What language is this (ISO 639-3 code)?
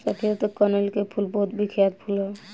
bho